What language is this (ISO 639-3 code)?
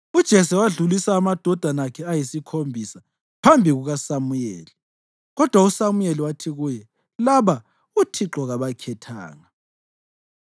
nde